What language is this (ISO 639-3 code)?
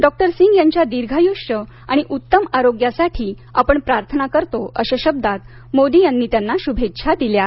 mar